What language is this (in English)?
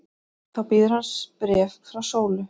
Icelandic